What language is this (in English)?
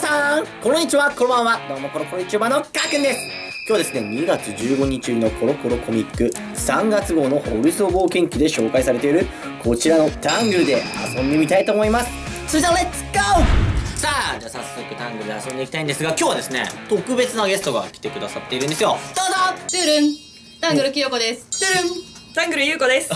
Japanese